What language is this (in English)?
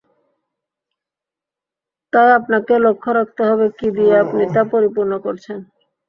Bangla